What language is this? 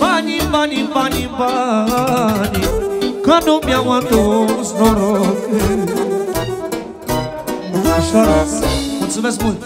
Romanian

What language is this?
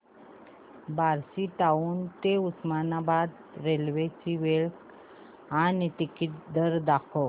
Marathi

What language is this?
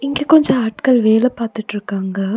Tamil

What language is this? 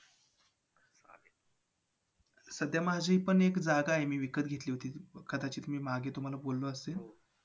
Marathi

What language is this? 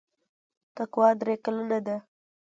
Pashto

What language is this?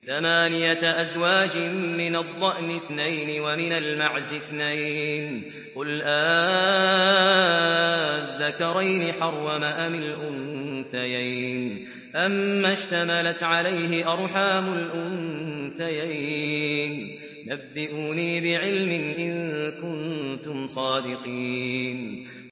Arabic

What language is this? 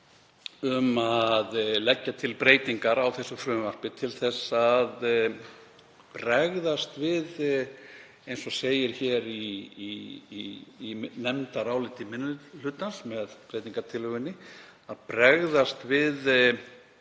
Icelandic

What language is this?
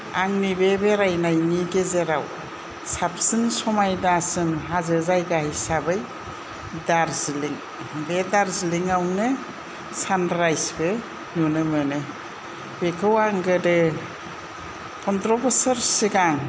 Bodo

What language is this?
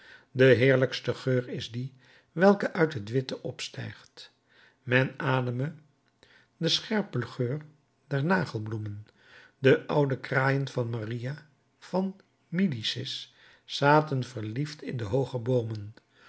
Dutch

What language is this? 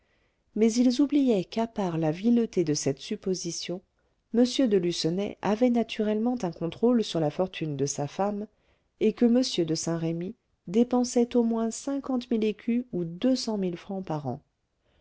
French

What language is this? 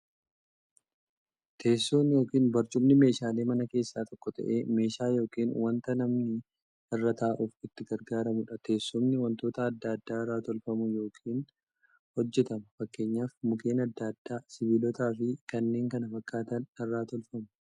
Oromo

